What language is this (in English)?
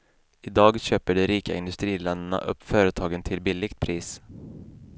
Swedish